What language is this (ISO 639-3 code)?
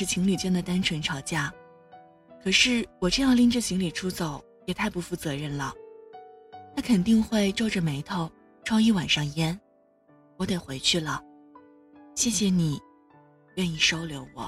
zho